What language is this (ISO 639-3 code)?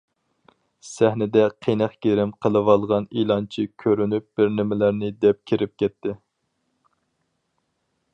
uig